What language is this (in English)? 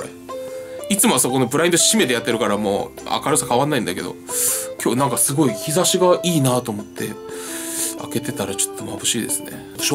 Japanese